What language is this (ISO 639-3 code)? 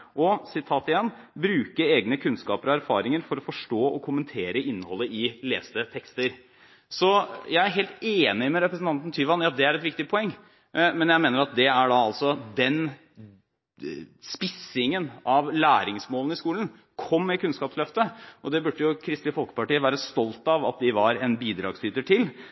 nob